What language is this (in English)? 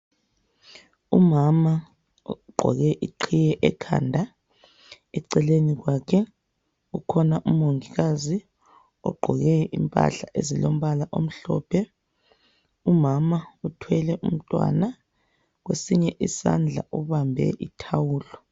North Ndebele